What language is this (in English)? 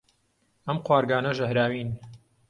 Central Kurdish